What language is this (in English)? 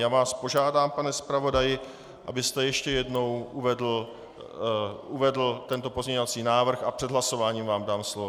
Czech